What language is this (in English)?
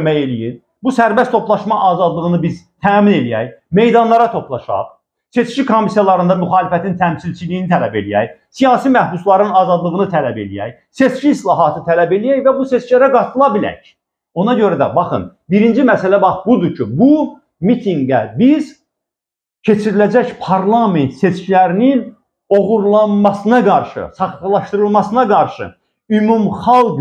Turkish